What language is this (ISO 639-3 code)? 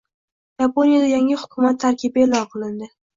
uzb